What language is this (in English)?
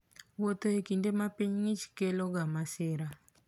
Luo (Kenya and Tanzania)